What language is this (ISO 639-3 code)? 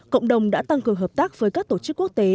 vie